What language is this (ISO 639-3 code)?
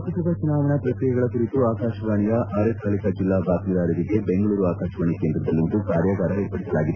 kan